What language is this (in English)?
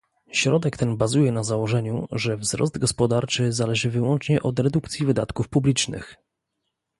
Polish